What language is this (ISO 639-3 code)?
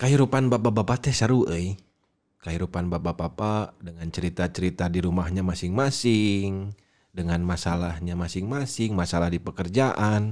msa